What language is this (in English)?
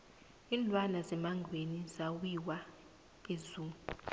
South Ndebele